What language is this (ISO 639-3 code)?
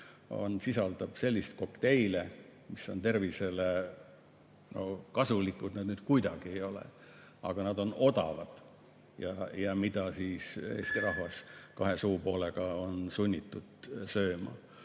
est